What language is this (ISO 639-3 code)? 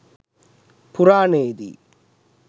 sin